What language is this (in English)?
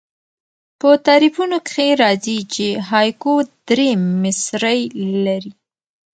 Pashto